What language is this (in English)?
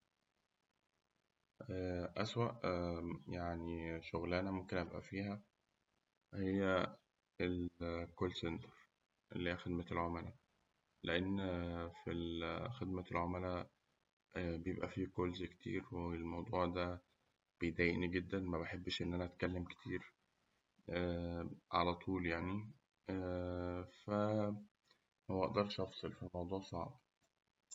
Egyptian Arabic